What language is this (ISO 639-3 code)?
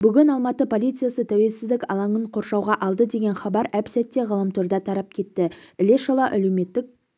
kaz